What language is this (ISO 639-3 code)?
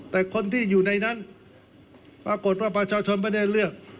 tha